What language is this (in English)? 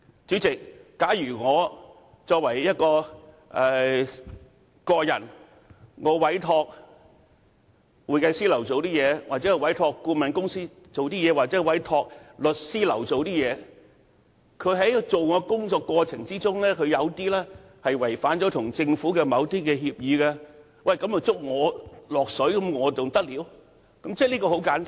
Cantonese